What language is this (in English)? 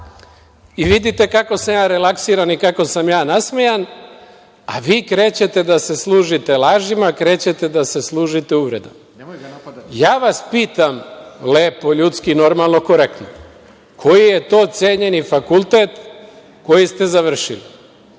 Serbian